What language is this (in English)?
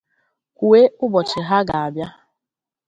Igbo